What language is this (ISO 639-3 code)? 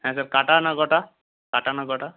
ben